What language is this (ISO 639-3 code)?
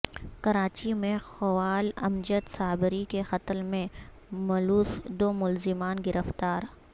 urd